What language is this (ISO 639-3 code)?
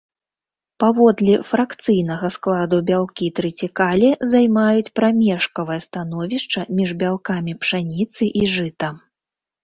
bel